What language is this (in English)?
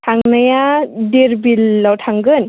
Bodo